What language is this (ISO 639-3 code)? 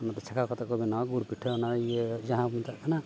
sat